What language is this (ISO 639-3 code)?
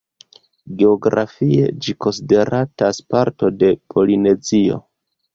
epo